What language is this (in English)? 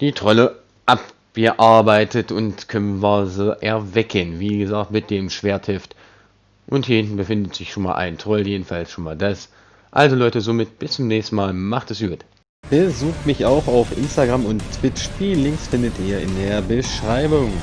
German